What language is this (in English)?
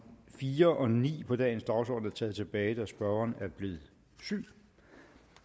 Danish